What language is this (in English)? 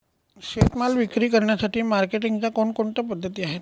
Marathi